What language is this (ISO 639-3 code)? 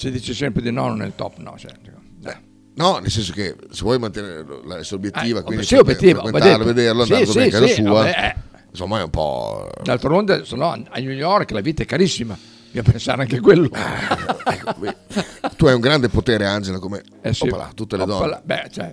ita